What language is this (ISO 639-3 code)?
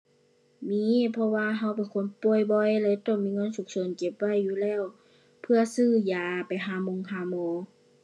tha